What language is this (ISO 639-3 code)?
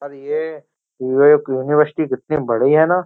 hin